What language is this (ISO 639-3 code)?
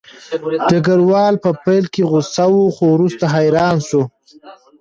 pus